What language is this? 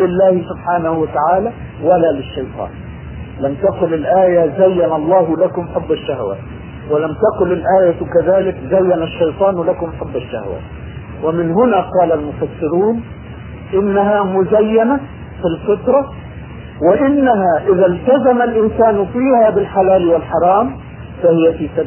Arabic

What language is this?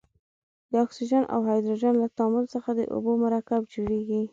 Pashto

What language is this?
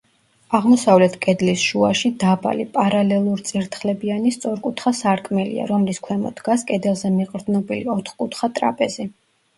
Georgian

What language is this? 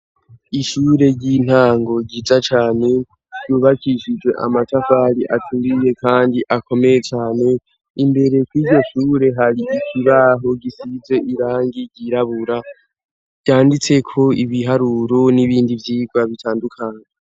Rundi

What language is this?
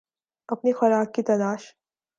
Urdu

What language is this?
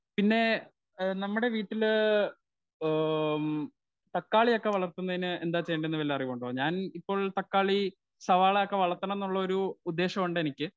Malayalam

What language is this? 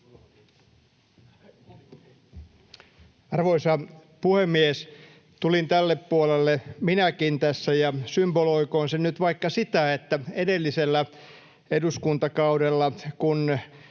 Finnish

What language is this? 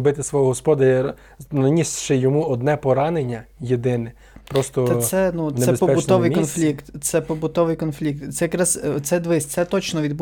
Ukrainian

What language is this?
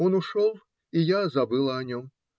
Russian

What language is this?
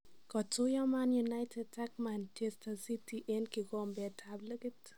Kalenjin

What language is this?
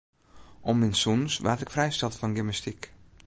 Western Frisian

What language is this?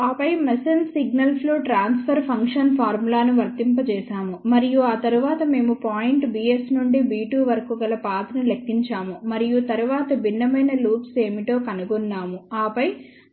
Telugu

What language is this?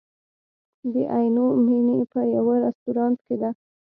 Pashto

